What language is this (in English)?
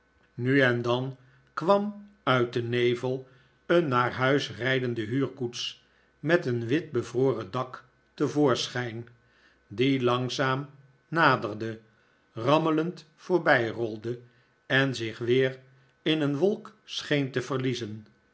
Dutch